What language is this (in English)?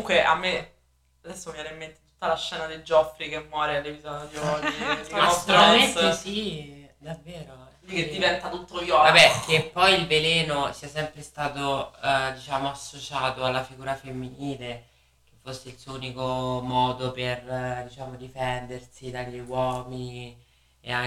Italian